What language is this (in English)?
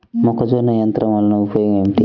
Telugu